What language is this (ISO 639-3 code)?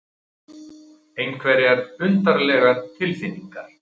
isl